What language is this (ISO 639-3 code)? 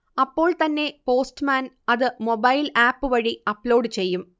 mal